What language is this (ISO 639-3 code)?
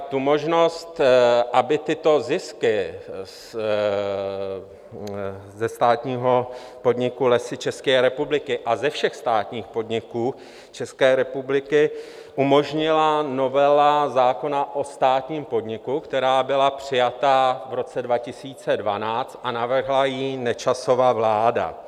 ces